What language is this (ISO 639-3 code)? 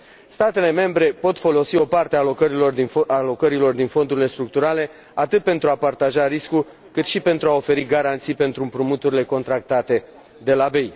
ron